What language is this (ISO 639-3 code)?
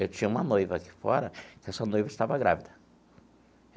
por